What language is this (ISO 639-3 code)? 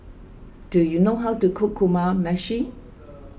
eng